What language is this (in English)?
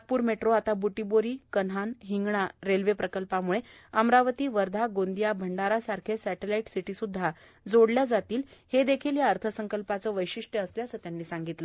Marathi